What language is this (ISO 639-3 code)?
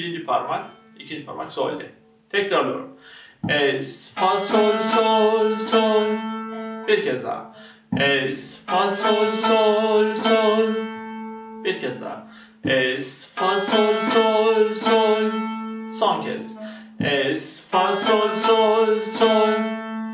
tur